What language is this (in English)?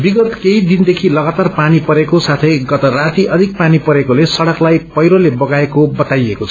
Nepali